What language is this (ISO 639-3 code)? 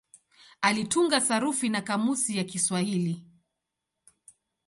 swa